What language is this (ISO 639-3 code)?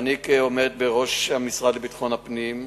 heb